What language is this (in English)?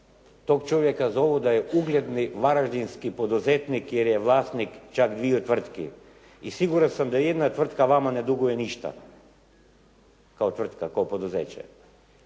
Croatian